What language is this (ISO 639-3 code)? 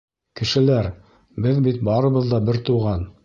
bak